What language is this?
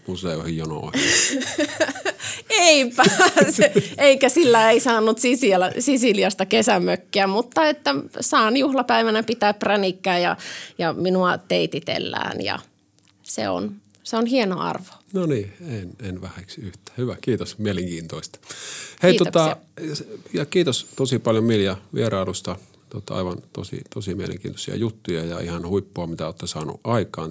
Finnish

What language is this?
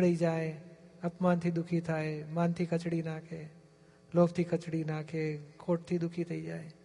Gujarati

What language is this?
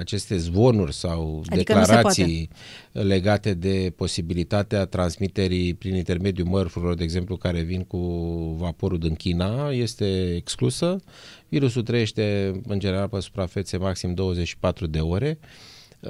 Romanian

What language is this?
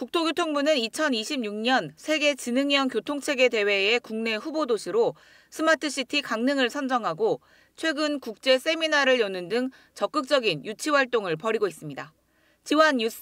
Korean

